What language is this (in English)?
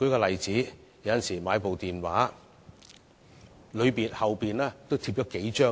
Cantonese